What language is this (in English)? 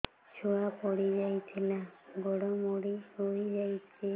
Odia